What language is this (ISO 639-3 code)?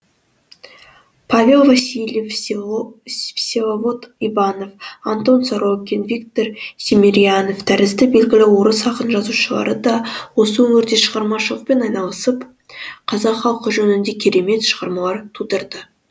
kaz